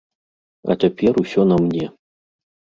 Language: Belarusian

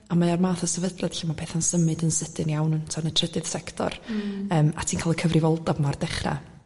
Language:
Welsh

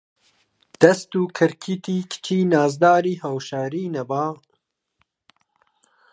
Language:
Central Kurdish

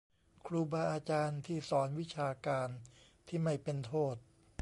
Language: Thai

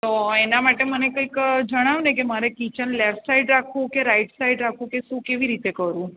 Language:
Gujarati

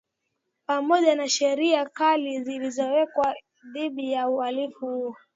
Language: Swahili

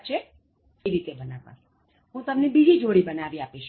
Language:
Gujarati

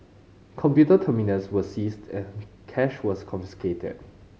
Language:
English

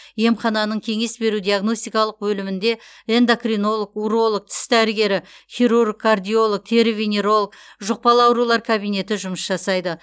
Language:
Kazakh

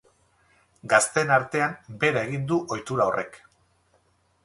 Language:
Basque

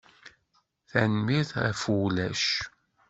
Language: Kabyle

